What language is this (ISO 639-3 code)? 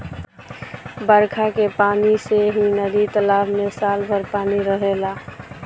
bho